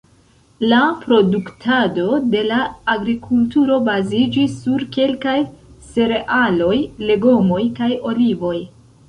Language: Esperanto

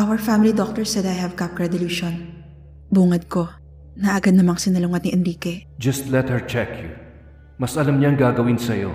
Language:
Filipino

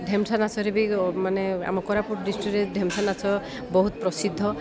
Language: Odia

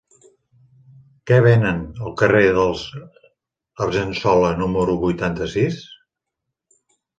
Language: Catalan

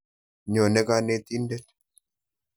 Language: Kalenjin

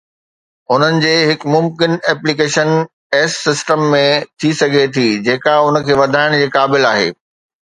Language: Sindhi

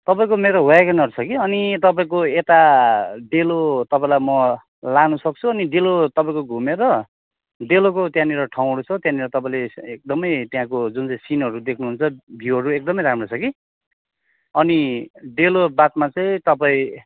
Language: Nepali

